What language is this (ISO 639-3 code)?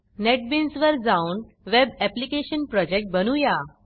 mar